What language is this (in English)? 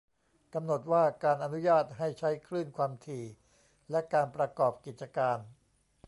Thai